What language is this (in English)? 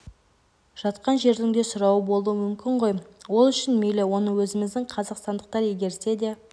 Kazakh